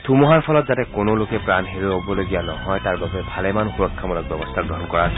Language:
Assamese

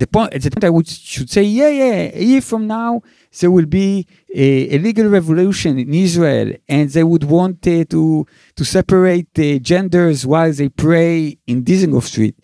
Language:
Hebrew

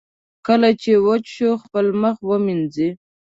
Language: Pashto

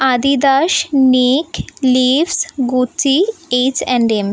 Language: Bangla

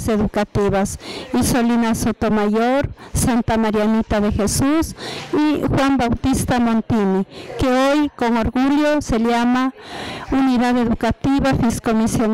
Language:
Spanish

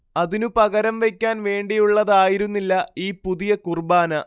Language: Malayalam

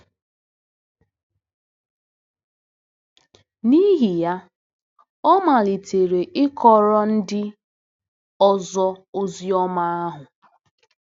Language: Igbo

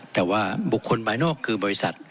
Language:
Thai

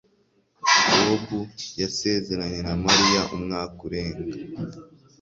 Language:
Kinyarwanda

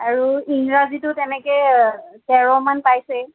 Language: Assamese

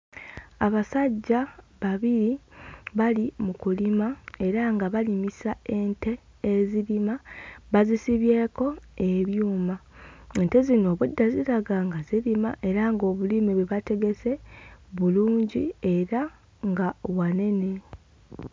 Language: Ganda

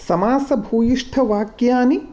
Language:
Sanskrit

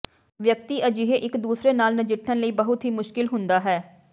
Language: Punjabi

